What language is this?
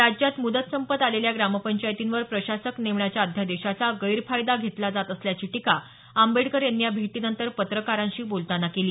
Marathi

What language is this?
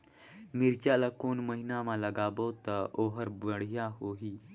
Chhattisgarhi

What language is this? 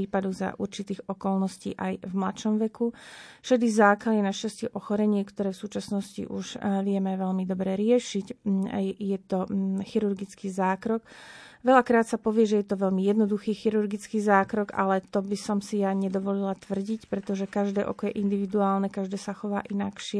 Slovak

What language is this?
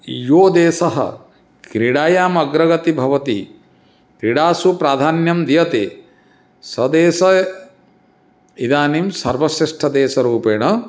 Sanskrit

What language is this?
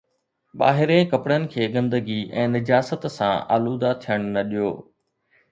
Sindhi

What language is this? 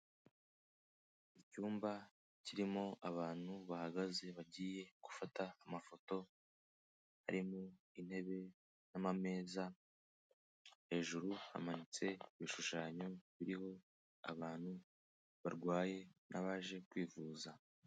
Kinyarwanda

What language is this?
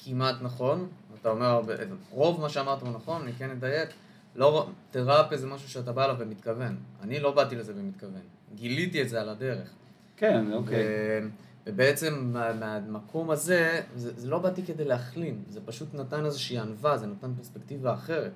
Hebrew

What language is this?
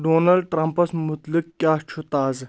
Kashmiri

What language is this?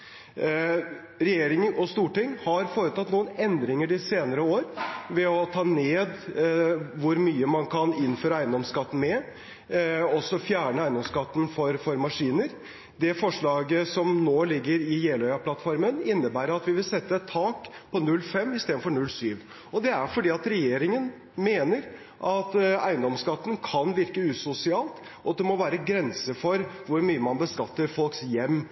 Norwegian Bokmål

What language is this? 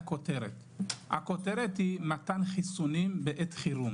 Hebrew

